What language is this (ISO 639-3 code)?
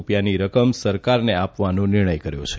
guj